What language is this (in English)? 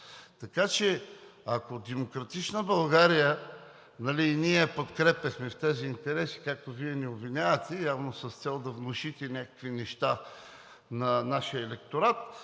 Bulgarian